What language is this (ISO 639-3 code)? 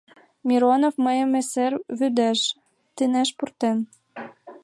chm